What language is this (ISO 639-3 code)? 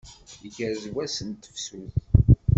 kab